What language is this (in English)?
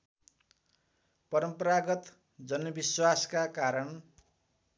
Nepali